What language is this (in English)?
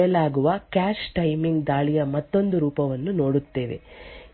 Kannada